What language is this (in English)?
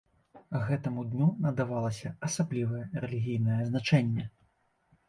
Belarusian